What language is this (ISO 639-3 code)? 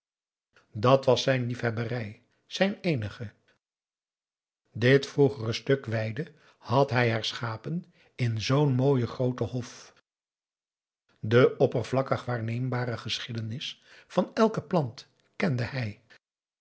nld